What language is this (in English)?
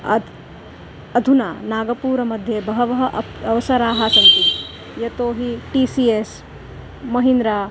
Sanskrit